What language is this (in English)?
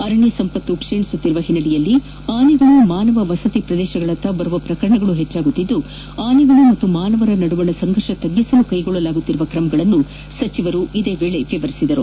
Kannada